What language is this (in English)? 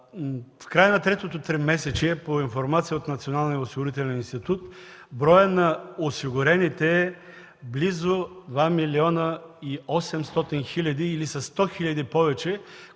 Bulgarian